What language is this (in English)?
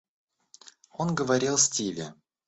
Russian